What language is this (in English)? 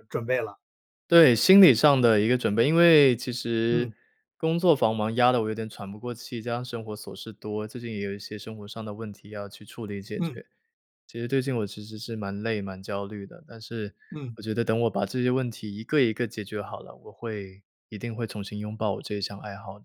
Chinese